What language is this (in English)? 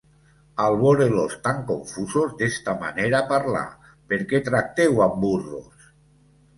Catalan